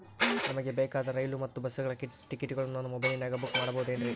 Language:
Kannada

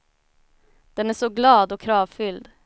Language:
Swedish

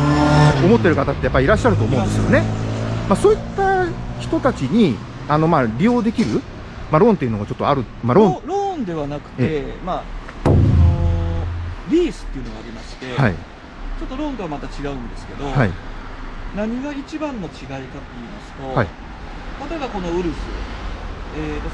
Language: Japanese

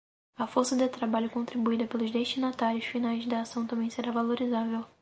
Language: Portuguese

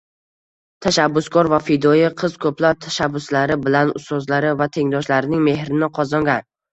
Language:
Uzbek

